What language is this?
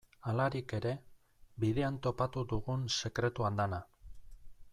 Basque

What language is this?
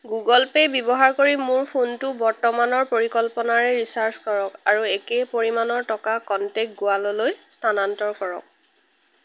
Assamese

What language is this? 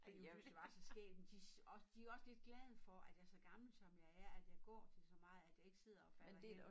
Danish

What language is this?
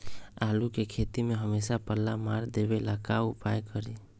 Magahi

